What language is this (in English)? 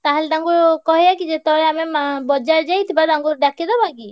Odia